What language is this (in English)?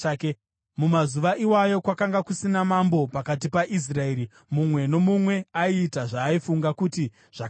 Shona